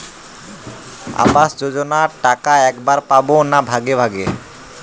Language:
Bangla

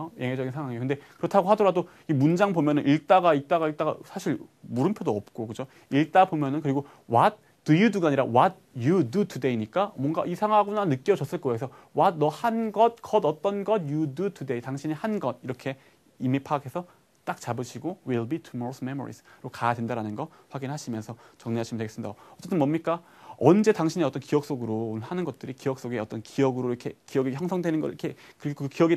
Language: Korean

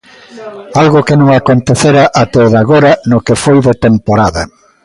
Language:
Galician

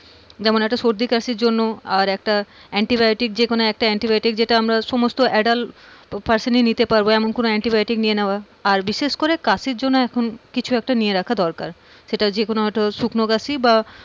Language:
Bangla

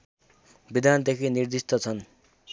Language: Nepali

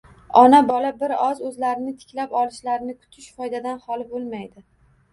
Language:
Uzbek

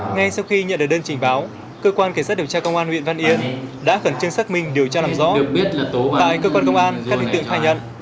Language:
Vietnamese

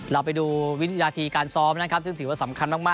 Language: Thai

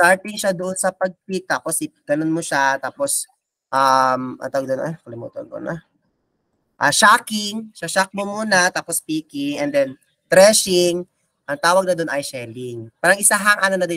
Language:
Filipino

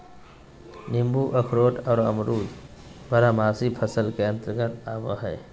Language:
Magahi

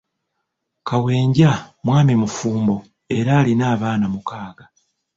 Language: Ganda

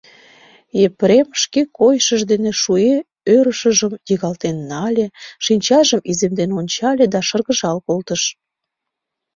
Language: Mari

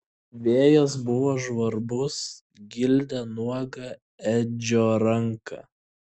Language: Lithuanian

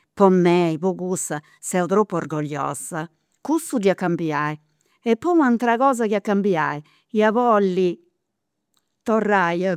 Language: Campidanese Sardinian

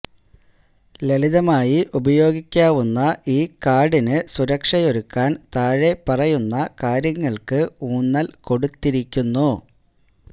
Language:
Malayalam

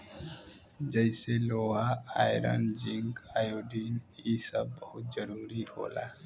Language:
Bhojpuri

